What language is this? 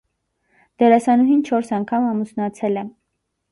Armenian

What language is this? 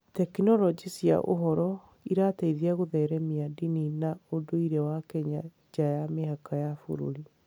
Kikuyu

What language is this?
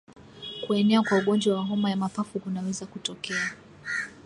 Swahili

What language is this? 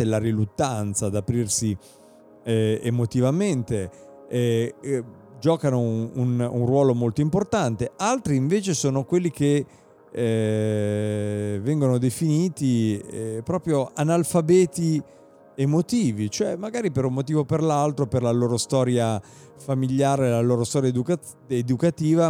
Italian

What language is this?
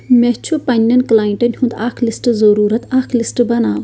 Kashmiri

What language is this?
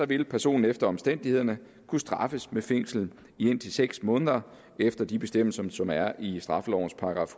Danish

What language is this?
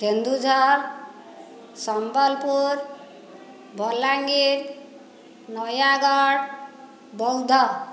Odia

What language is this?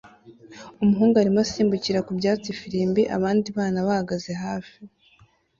Kinyarwanda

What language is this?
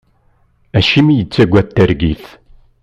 Kabyle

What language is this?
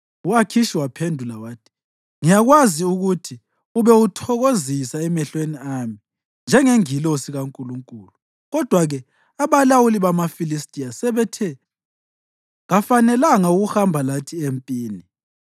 North Ndebele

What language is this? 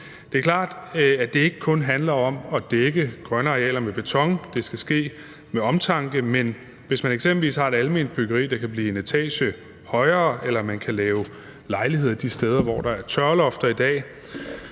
Danish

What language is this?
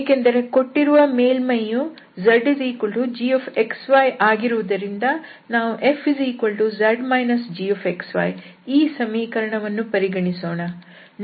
Kannada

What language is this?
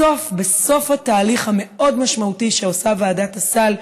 Hebrew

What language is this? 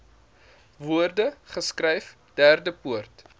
Afrikaans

